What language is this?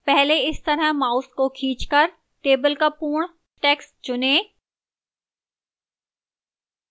Hindi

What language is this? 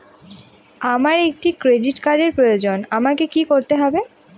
Bangla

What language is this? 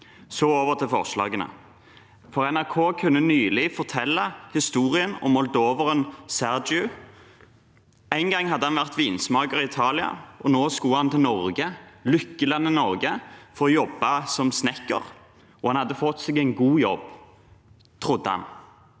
Norwegian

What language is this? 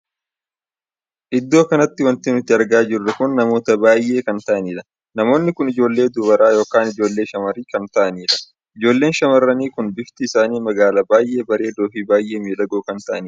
Oromo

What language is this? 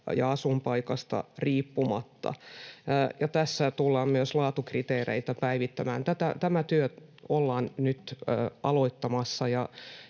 Finnish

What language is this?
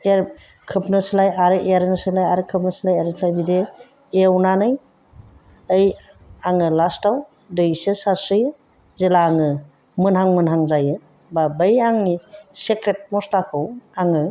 Bodo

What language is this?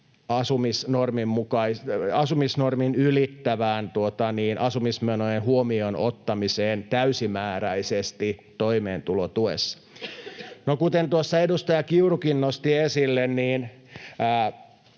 Finnish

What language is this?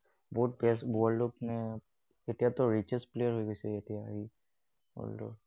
Assamese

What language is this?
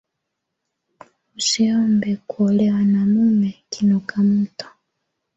Swahili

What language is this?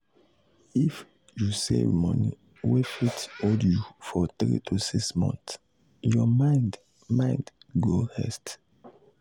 Nigerian Pidgin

